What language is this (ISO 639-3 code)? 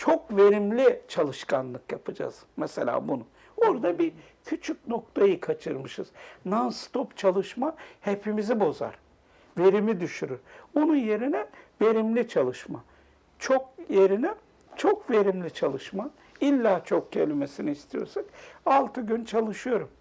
tur